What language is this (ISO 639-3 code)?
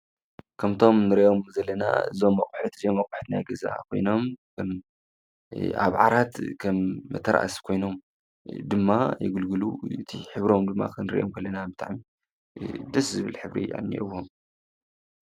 tir